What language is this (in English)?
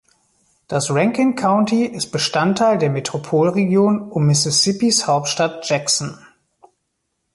German